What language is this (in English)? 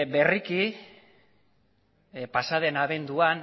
Basque